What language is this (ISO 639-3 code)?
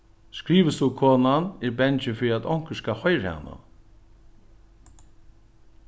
fao